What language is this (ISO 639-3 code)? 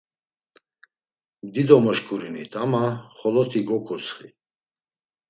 lzz